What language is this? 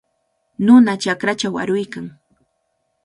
Cajatambo North Lima Quechua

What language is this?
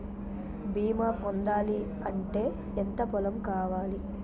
Telugu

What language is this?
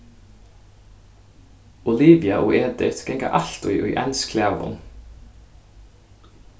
Faroese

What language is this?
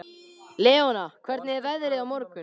Icelandic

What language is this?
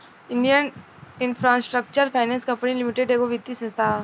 Bhojpuri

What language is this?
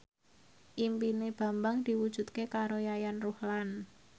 Javanese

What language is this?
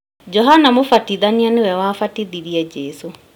Kikuyu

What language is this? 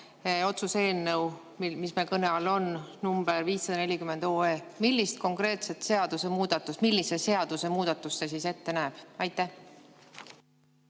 Estonian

